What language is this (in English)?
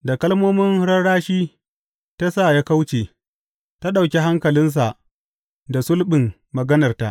Hausa